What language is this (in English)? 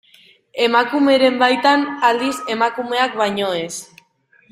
Basque